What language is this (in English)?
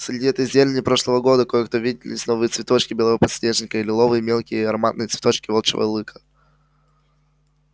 Russian